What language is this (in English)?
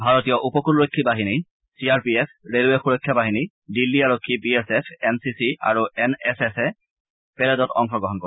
Assamese